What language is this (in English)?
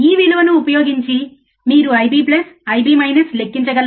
Telugu